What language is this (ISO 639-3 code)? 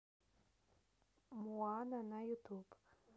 rus